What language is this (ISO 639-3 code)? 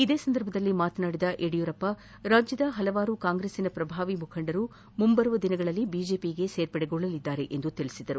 kan